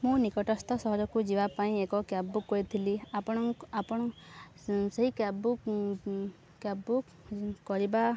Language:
Odia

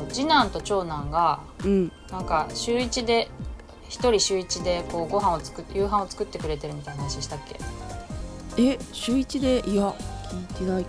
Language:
Japanese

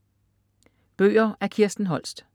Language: Danish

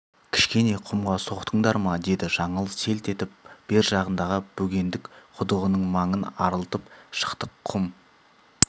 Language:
Kazakh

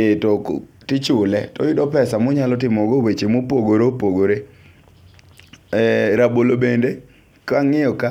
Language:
Luo (Kenya and Tanzania)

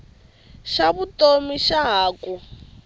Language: Tsonga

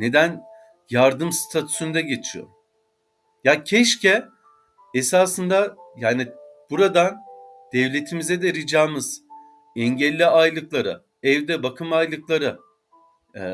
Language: Turkish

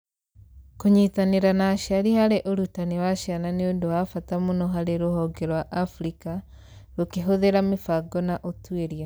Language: Kikuyu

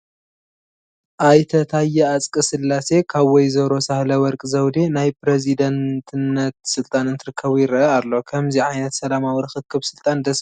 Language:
Tigrinya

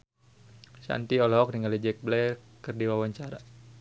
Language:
Sundanese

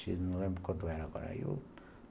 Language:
Portuguese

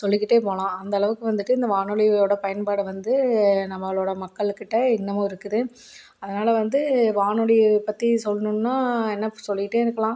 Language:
Tamil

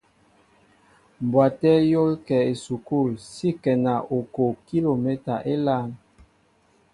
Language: Mbo (Cameroon)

